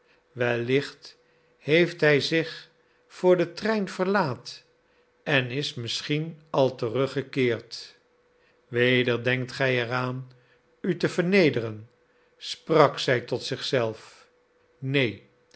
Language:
Dutch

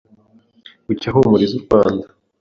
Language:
Kinyarwanda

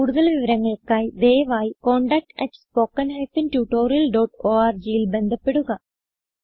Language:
Malayalam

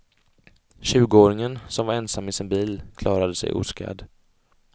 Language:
Swedish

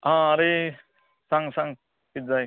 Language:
Konkani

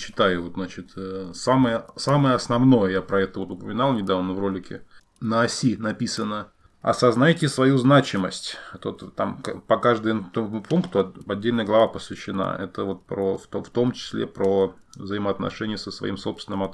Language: Russian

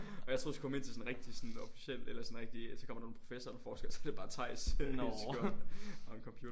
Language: Danish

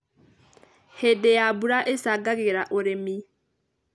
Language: Kikuyu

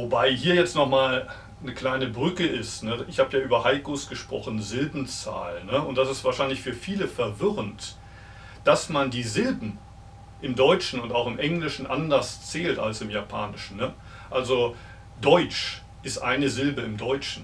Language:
German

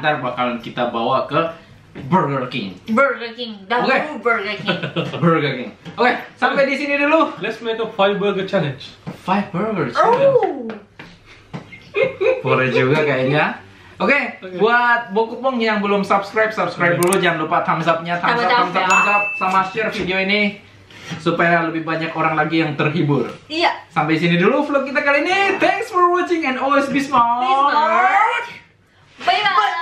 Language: Indonesian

